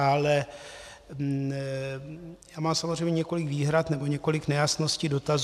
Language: Czech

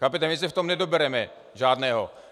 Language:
Czech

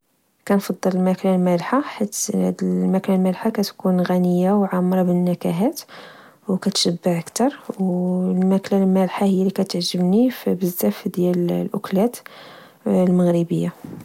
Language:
Moroccan Arabic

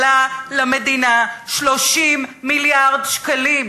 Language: Hebrew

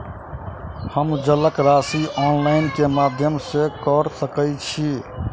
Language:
Maithili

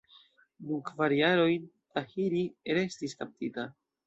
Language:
Esperanto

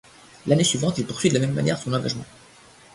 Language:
French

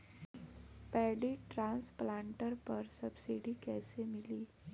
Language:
Bhojpuri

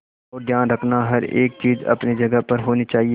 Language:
Hindi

